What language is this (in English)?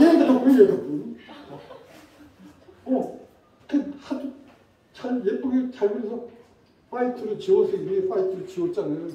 Korean